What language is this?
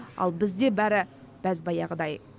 Kazakh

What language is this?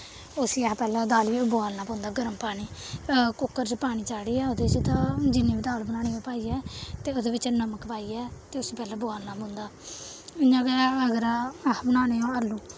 Dogri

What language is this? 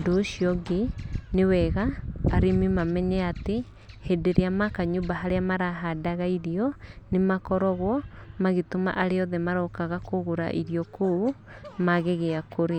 Kikuyu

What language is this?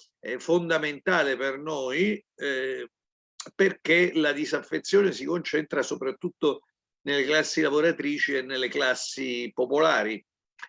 Italian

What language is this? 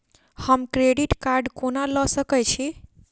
Maithili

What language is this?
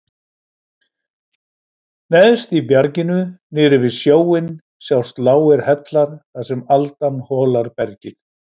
Icelandic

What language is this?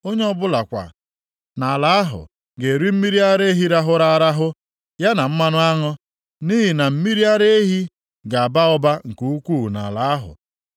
Igbo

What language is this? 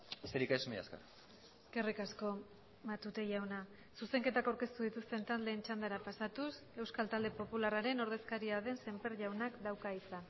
Basque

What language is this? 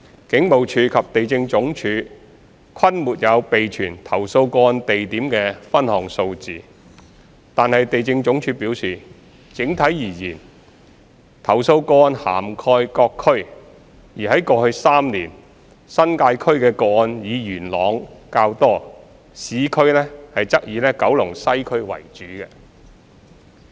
Cantonese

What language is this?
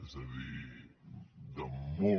Catalan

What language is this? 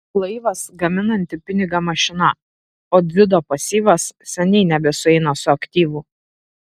Lithuanian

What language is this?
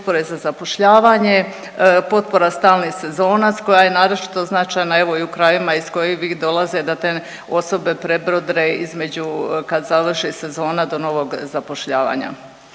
Croatian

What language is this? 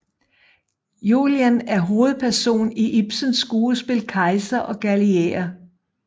Danish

